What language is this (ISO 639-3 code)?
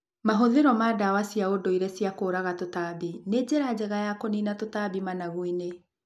kik